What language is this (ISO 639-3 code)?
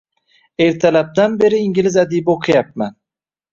uzb